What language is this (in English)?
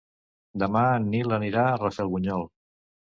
Catalan